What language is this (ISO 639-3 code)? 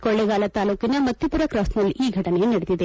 kan